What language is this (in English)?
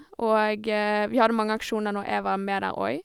Norwegian